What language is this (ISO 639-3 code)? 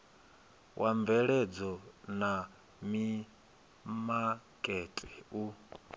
ven